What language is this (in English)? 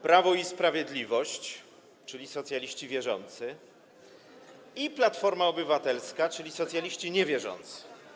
Polish